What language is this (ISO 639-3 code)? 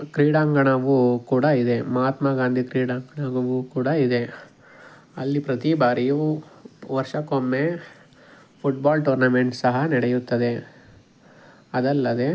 kan